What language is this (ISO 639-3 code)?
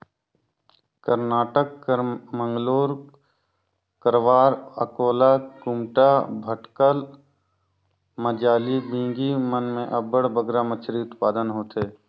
hne